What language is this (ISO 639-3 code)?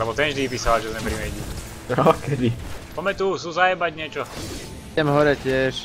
slk